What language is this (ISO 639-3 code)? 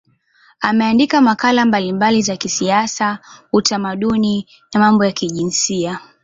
swa